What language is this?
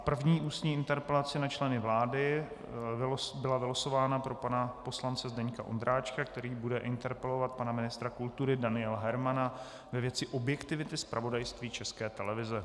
Czech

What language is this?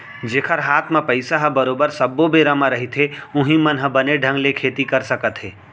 Chhattisgarhi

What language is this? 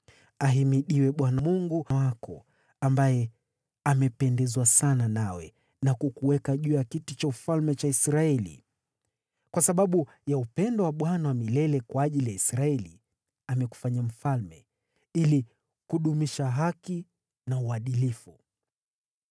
Swahili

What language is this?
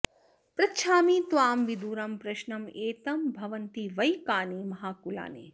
Sanskrit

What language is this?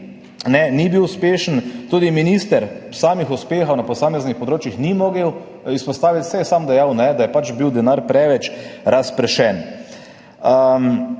Slovenian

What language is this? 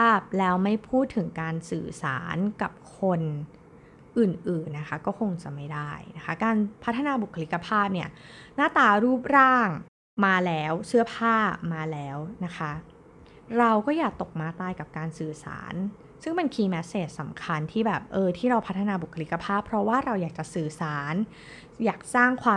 Thai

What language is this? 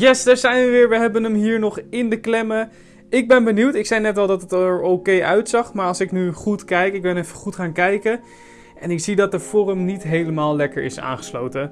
Dutch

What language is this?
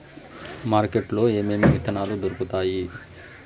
Telugu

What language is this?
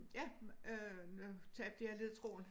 Danish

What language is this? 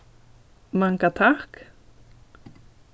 Faroese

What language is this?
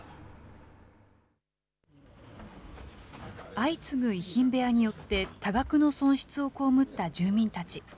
Japanese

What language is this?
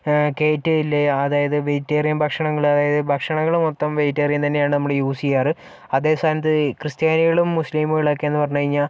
Malayalam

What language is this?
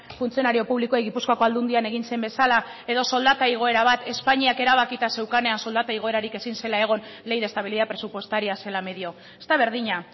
Basque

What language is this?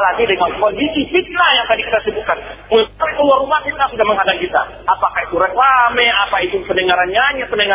Malay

